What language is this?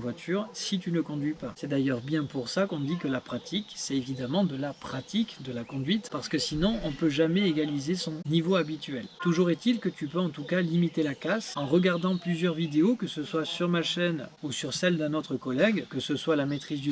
French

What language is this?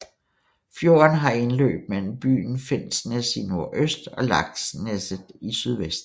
Danish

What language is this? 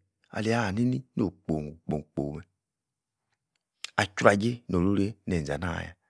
Yace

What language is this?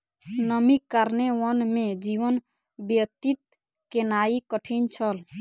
Maithili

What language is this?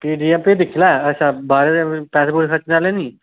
Dogri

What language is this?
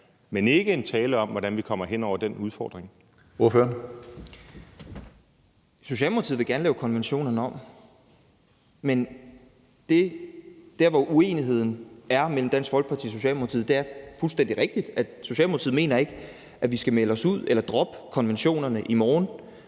Danish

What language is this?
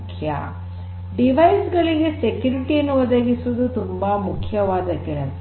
Kannada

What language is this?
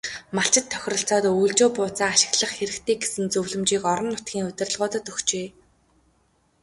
Mongolian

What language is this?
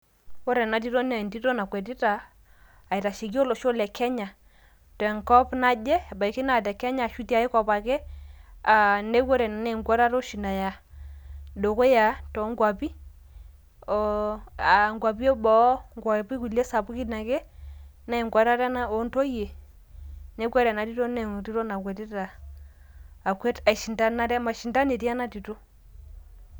Masai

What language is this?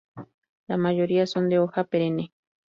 Spanish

